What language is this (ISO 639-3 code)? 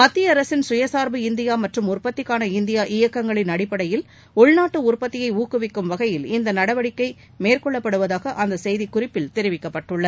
tam